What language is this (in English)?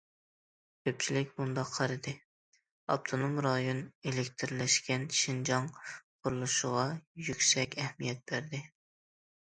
Uyghur